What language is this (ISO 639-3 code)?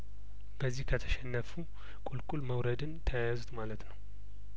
amh